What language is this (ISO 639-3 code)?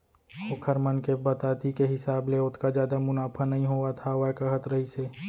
hne